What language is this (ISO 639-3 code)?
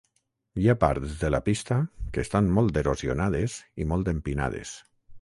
cat